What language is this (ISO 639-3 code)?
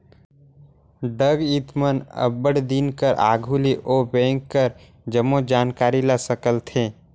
hne